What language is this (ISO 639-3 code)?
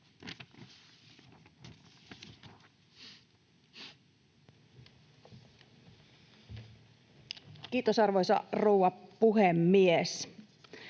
fin